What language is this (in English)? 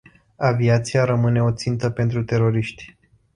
Romanian